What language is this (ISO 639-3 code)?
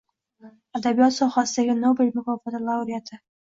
uzb